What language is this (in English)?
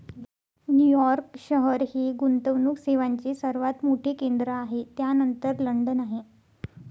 Marathi